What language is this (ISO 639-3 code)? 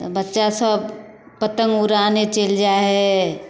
mai